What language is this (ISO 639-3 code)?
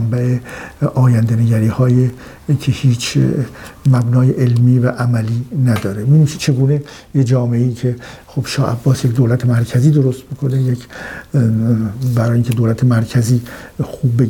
fas